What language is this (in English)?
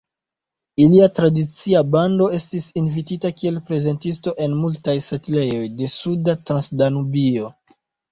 Esperanto